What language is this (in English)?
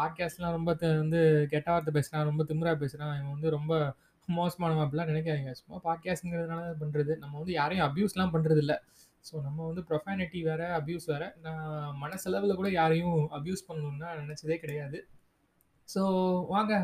Tamil